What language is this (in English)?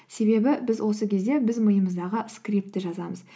Kazakh